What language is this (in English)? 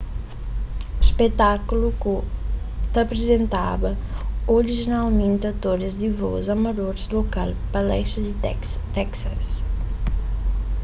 Kabuverdianu